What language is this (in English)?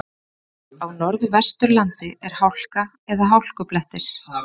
Icelandic